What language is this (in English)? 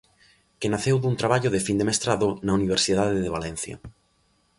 Galician